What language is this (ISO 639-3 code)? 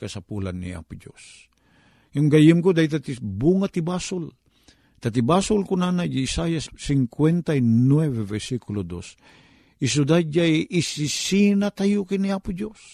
fil